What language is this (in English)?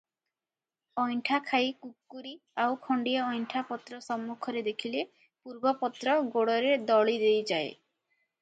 Odia